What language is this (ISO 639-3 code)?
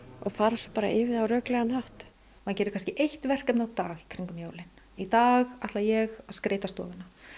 isl